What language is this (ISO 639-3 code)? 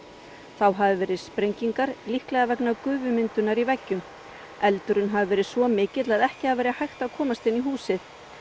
isl